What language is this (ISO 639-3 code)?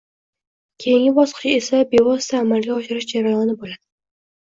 uzb